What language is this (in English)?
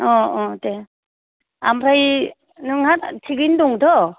Bodo